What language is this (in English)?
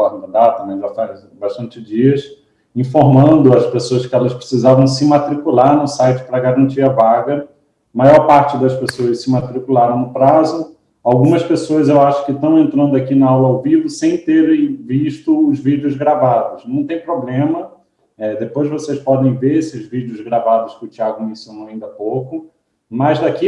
Portuguese